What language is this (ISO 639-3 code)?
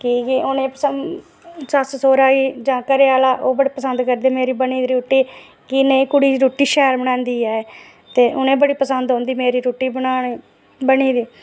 doi